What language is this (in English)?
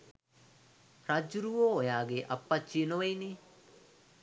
Sinhala